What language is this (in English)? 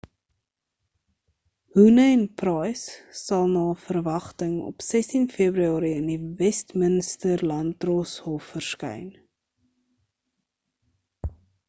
Afrikaans